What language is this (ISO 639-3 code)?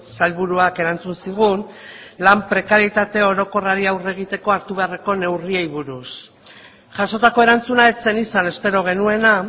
eus